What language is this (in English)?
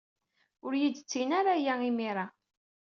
Kabyle